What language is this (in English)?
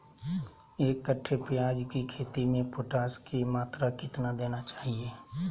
Magahi